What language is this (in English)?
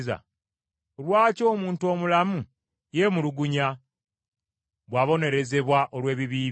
Ganda